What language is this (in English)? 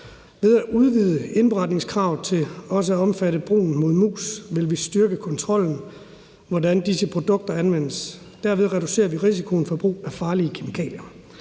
Danish